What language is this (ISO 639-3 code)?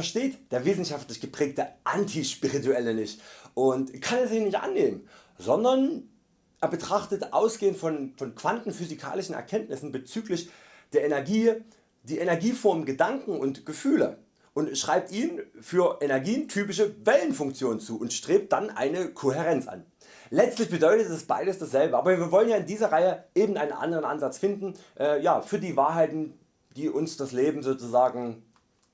deu